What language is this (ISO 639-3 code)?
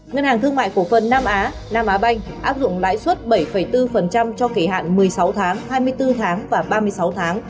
vie